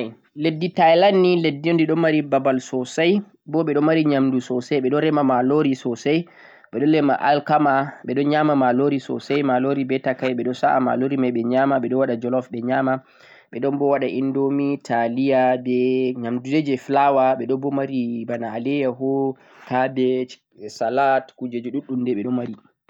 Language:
Central-Eastern Niger Fulfulde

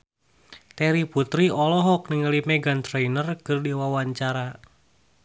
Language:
Sundanese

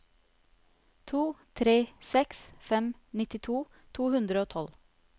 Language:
Norwegian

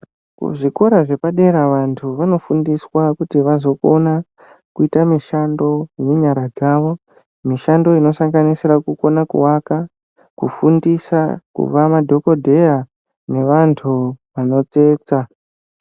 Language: Ndau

